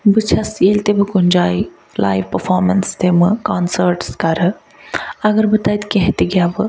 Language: Kashmiri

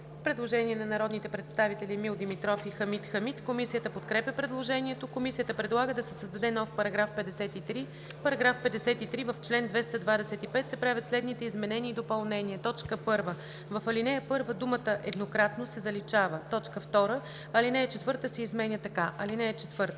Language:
Bulgarian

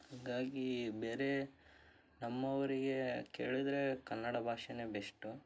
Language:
Kannada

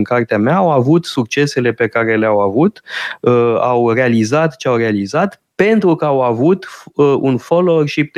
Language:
Romanian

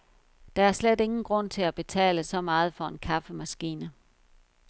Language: Danish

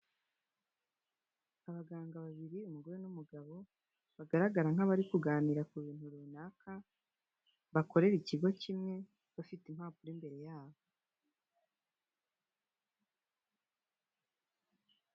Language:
Kinyarwanda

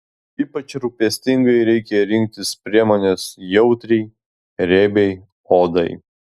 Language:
Lithuanian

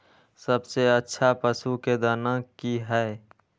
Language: Maithili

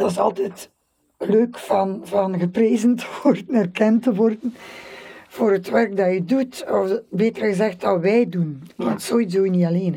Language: Dutch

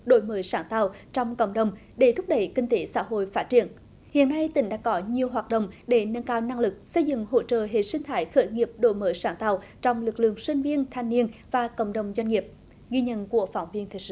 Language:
Vietnamese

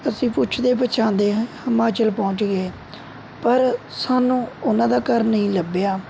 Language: Punjabi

